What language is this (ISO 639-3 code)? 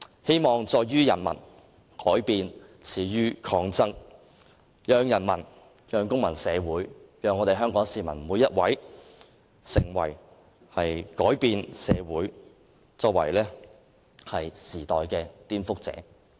yue